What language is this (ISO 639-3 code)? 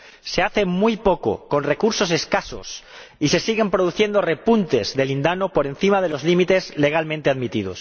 spa